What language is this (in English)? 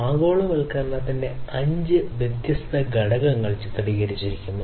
Malayalam